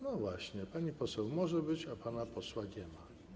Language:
Polish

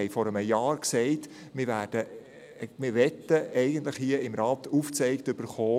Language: Swiss German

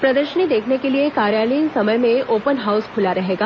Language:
Hindi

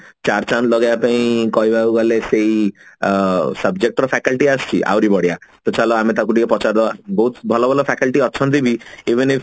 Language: Odia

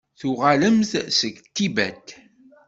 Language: Kabyle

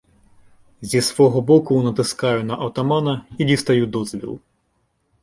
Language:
Ukrainian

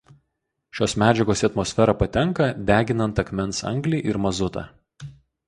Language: Lithuanian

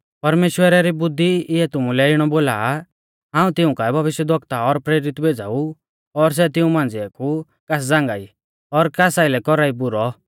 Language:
Mahasu Pahari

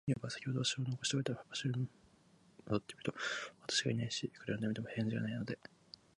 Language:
Japanese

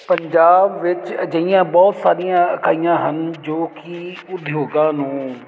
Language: Punjabi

